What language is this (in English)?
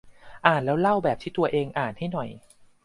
Thai